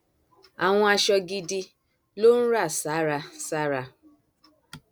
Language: Yoruba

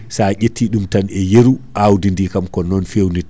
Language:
Fula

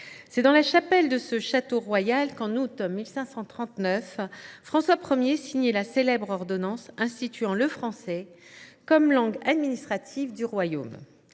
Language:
French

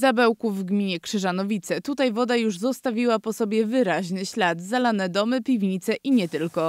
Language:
Polish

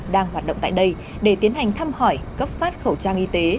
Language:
Vietnamese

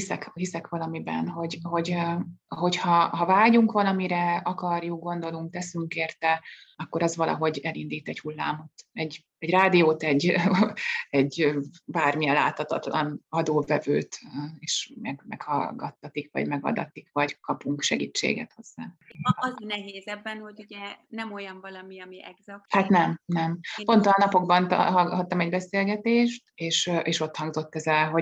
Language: Hungarian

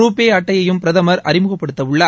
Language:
Tamil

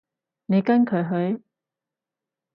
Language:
Cantonese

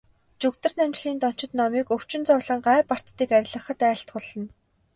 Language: Mongolian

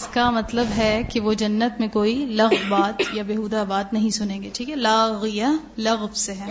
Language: Urdu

